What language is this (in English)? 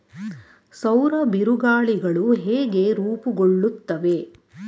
Kannada